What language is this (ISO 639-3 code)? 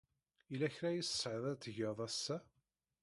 kab